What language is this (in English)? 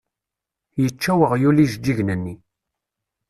Kabyle